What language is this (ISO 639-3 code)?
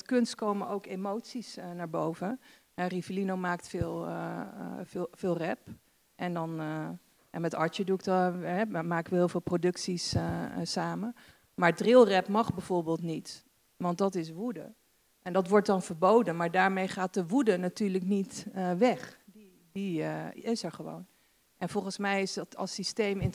nld